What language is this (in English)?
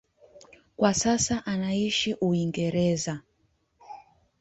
Swahili